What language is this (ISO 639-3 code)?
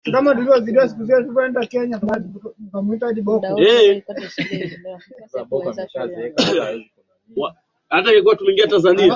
swa